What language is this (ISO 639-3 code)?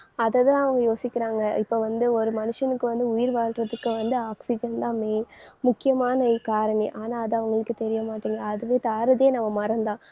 tam